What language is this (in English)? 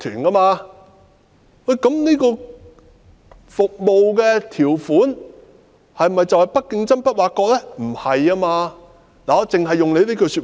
Cantonese